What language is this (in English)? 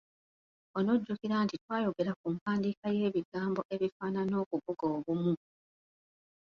Ganda